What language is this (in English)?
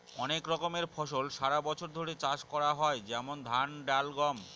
Bangla